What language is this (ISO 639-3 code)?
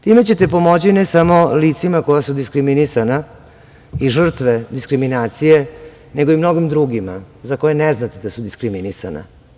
srp